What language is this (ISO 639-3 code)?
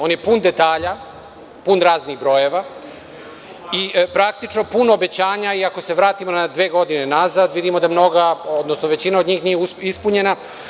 srp